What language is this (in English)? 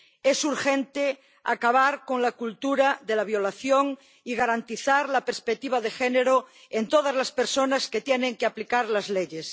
Spanish